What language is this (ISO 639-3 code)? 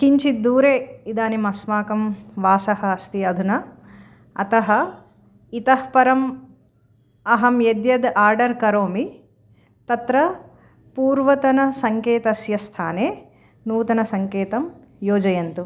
san